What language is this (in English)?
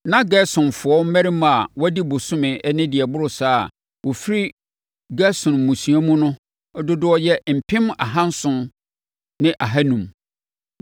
Akan